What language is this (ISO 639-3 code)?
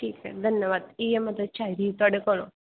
doi